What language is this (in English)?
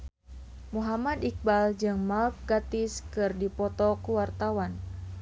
Sundanese